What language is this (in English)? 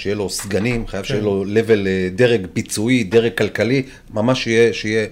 Hebrew